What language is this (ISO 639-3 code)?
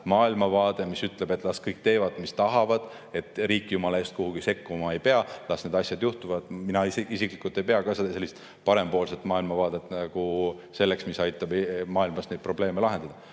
est